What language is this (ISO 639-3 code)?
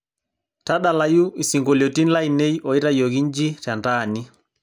mas